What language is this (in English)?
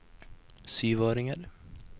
Norwegian